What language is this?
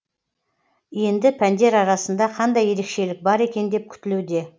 Kazakh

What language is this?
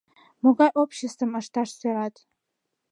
Mari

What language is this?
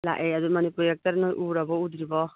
Manipuri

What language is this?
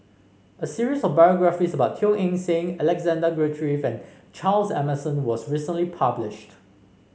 English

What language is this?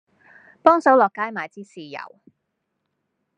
Cantonese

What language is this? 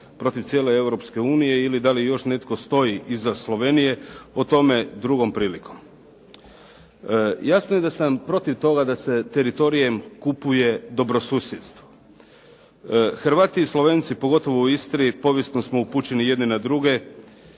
Croatian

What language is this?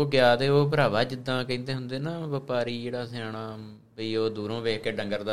Punjabi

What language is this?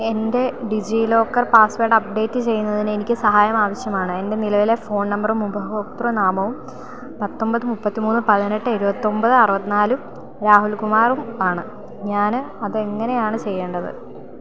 Malayalam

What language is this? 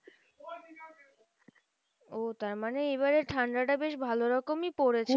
Bangla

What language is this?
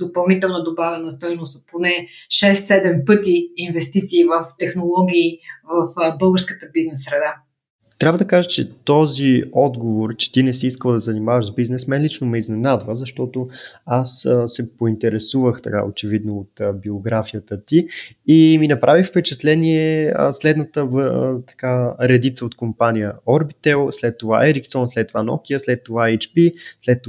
Bulgarian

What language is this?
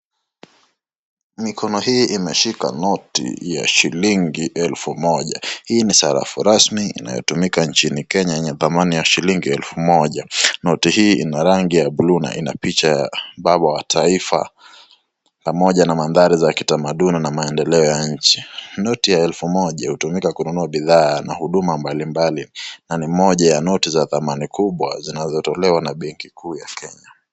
Swahili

